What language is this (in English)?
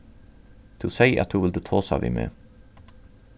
Faroese